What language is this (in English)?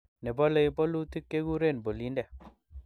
Kalenjin